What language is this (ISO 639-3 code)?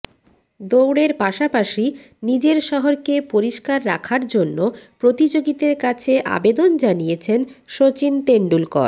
ben